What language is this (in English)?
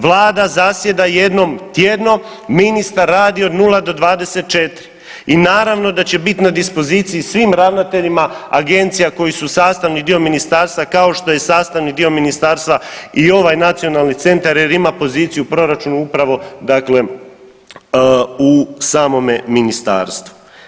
Croatian